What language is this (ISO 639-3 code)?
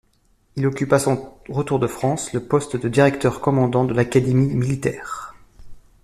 fra